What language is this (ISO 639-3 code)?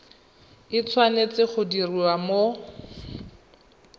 tsn